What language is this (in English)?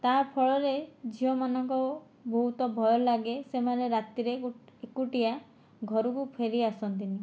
Odia